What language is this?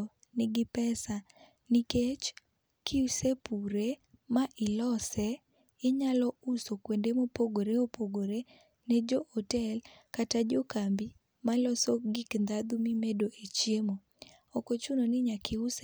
Luo (Kenya and Tanzania)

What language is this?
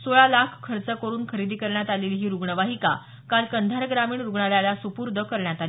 Marathi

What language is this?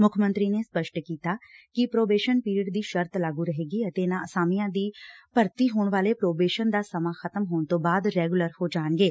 Punjabi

